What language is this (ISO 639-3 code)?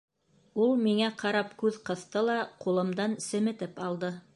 bak